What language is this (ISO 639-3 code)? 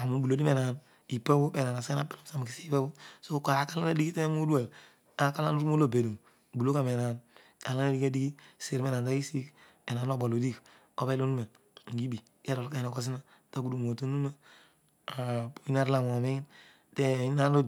odu